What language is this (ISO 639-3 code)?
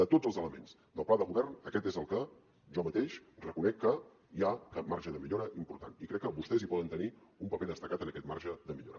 cat